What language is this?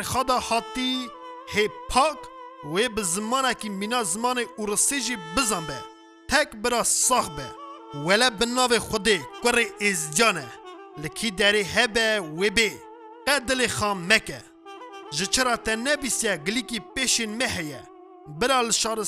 Turkish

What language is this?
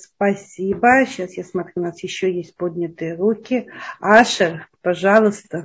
Russian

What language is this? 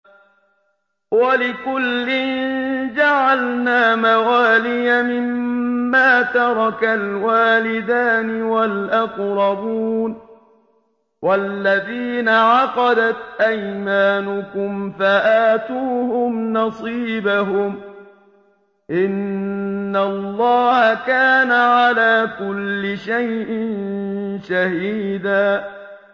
Arabic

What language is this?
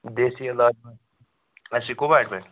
Kashmiri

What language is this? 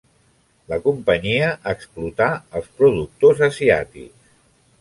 Catalan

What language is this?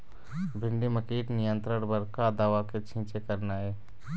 Chhattisgarhi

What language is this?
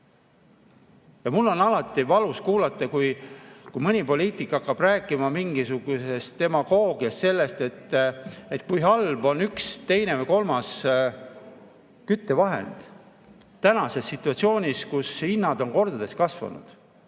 Estonian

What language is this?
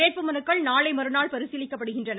Tamil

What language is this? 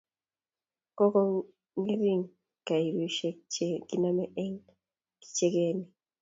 Kalenjin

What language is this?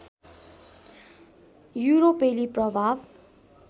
Nepali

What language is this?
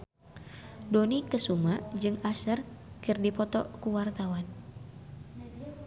Sundanese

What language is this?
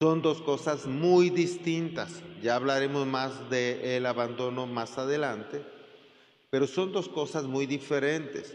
Spanish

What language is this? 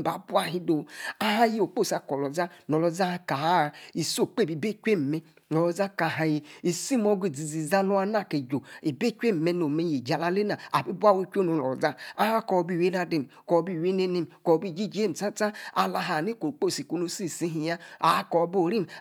Yace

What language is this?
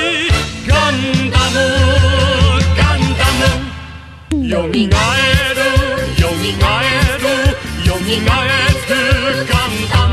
Romanian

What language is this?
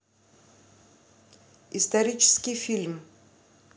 Russian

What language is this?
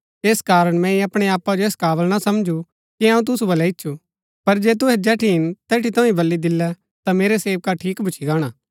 Gaddi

